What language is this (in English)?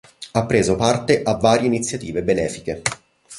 Italian